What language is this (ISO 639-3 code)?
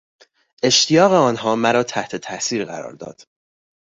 fas